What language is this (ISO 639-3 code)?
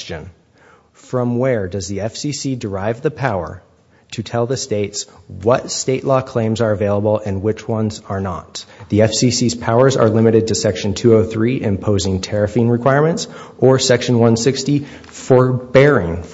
eng